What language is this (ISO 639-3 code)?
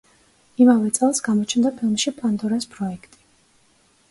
kat